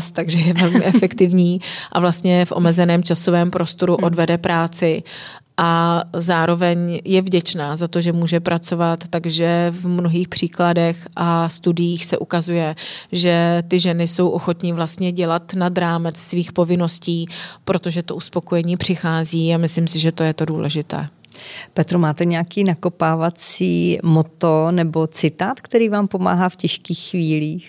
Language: Czech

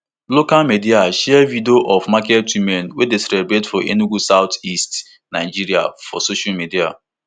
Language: Nigerian Pidgin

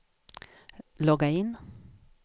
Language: Swedish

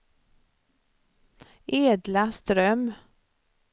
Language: Swedish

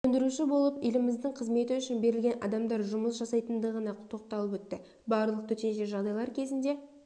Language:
Kazakh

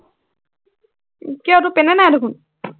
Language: Assamese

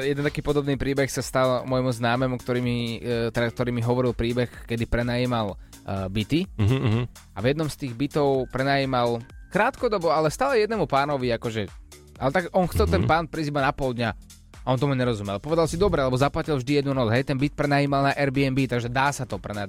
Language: Slovak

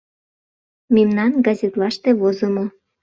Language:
Mari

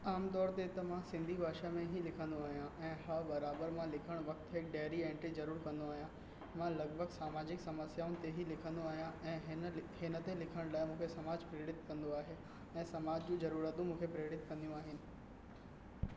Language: Sindhi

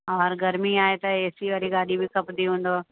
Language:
Sindhi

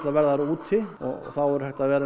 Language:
Icelandic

